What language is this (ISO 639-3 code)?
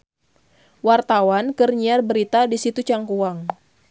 sun